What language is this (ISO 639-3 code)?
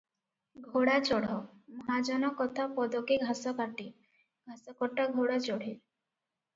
ori